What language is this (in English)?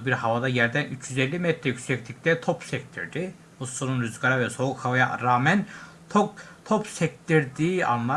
Turkish